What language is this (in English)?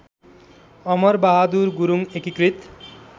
Nepali